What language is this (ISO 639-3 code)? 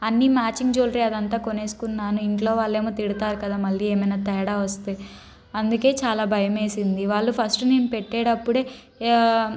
tel